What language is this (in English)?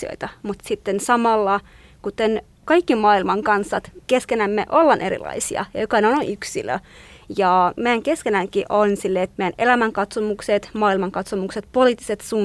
Finnish